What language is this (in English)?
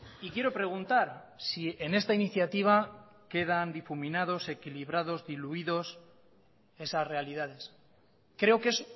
Spanish